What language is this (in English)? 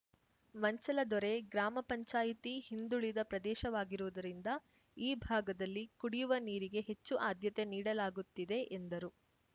Kannada